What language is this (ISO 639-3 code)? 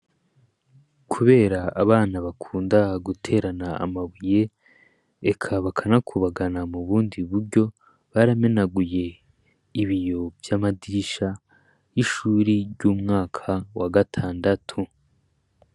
run